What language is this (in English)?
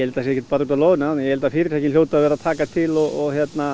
Icelandic